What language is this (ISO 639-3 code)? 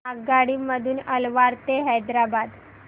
mar